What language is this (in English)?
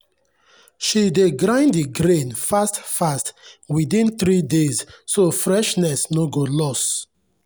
Nigerian Pidgin